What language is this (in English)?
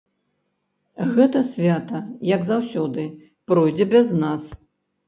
Belarusian